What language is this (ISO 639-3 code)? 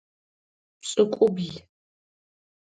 ady